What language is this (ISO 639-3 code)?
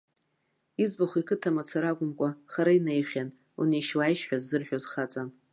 abk